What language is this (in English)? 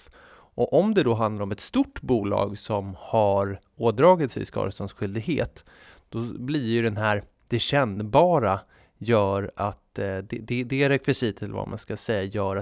Swedish